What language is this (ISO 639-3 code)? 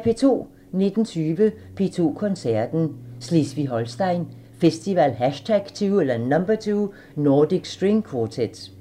dan